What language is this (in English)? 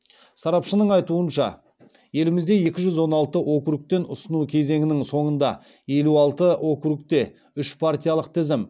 Kazakh